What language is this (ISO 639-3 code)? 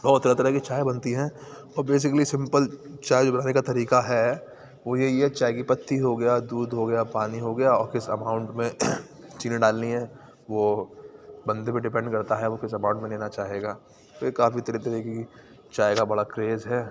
urd